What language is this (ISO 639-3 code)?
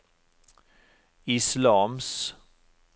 nor